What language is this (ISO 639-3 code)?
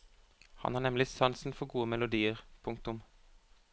nor